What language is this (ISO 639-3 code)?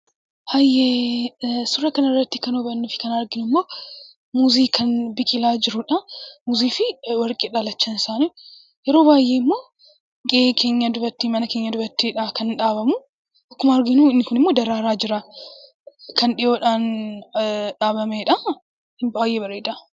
orm